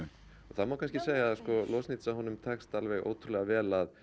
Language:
Icelandic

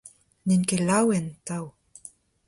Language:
Breton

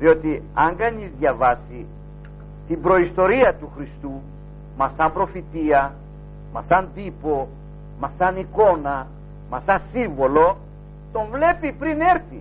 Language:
Greek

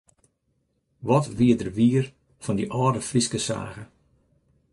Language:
Western Frisian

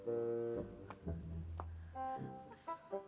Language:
Indonesian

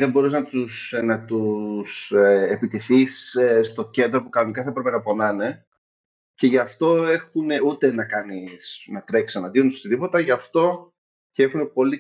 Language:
Greek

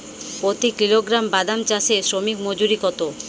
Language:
Bangla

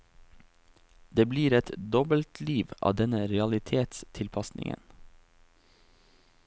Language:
Norwegian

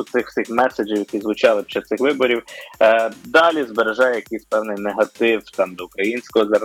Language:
Ukrainian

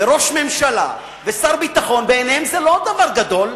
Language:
Hebrew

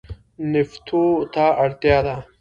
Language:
Pashto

